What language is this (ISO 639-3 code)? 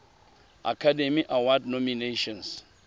tsn